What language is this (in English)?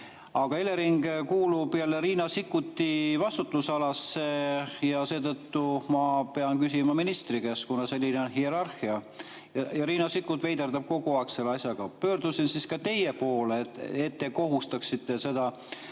Estonian